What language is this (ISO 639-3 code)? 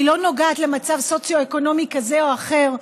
heb